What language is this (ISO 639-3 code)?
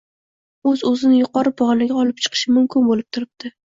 uzb